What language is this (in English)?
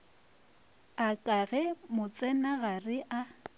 Northern Sotho